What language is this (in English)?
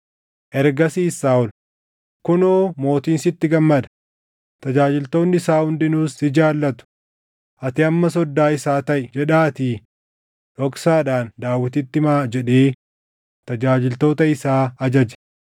Oromo